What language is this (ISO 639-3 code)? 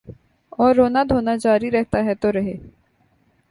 urd